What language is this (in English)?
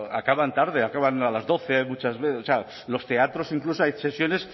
Spanish